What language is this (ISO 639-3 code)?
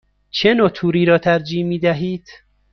fas